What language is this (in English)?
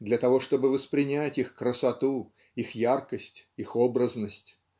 Russian